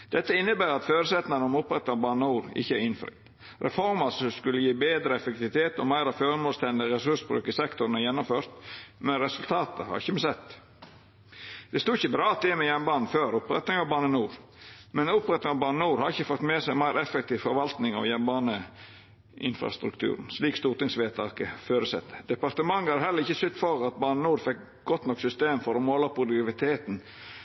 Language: Norwegian Nynorsk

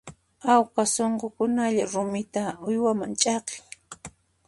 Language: Puno Quechua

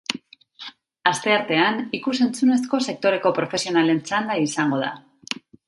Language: Basque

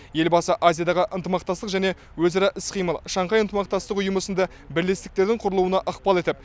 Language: Kazakh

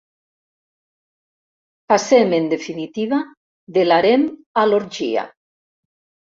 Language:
Catalan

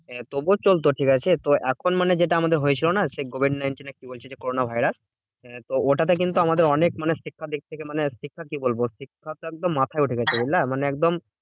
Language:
Bangla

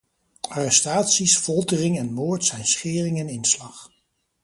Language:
Dutch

